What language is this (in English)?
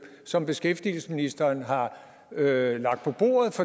Danish